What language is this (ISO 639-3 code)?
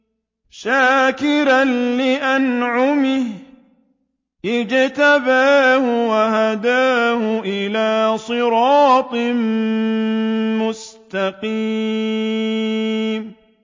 ara